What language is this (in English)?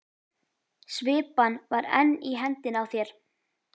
Icelandic